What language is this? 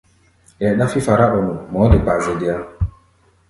Gbaya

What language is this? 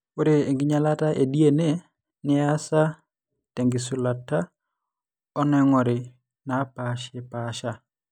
Masai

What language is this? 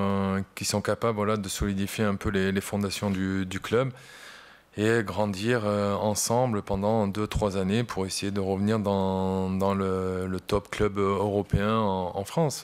French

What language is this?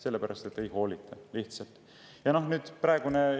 Estonian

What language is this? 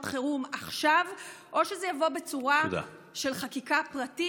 Hebrew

